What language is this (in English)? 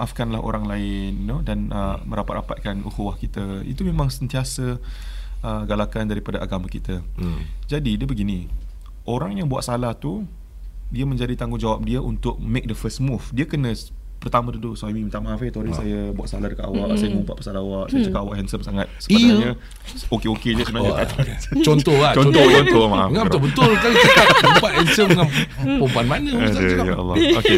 Malay